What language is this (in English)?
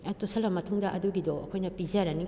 Manipuri